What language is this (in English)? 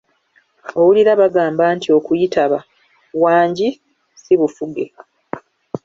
Ganda